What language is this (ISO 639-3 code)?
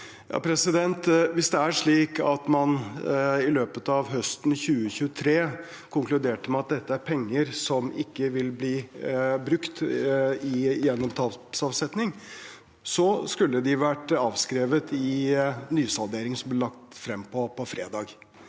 nor